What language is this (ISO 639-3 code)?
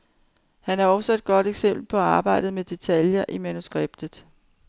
dan